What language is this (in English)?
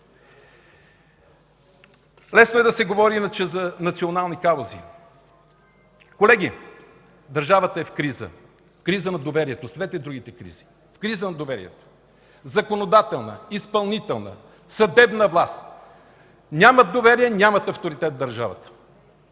Bulgarian